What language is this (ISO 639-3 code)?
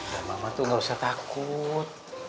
ind